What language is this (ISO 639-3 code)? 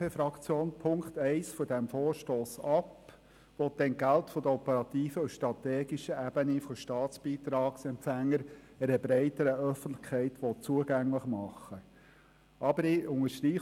gsw